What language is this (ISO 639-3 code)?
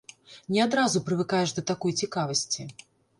bel